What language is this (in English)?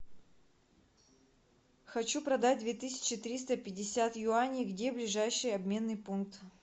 Russian